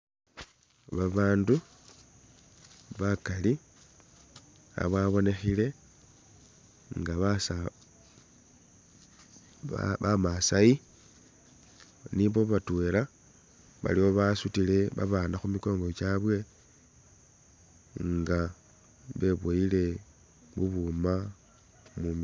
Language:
Masaaba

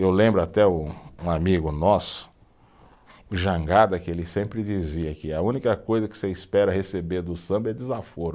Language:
Portuguese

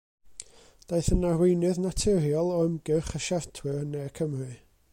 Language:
Welsh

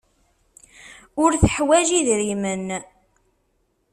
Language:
Kabyle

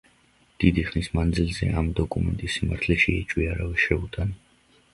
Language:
Georgian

